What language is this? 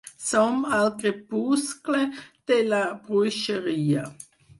Catalan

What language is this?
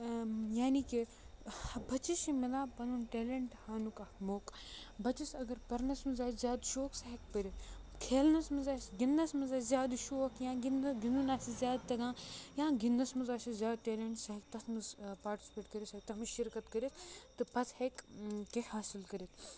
Kashmiri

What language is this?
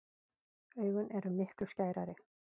Icelandic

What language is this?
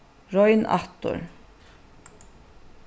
Faroese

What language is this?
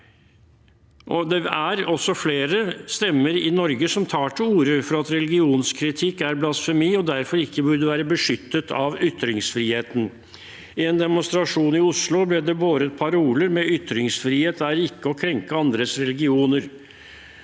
Norwegian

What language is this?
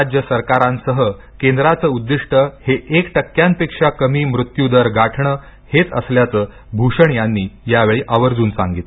Marathi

